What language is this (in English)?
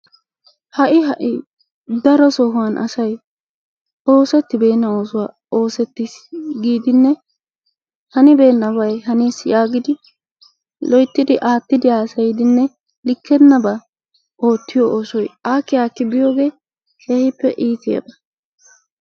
Wolaytta